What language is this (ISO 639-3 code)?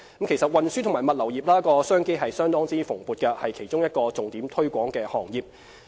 yue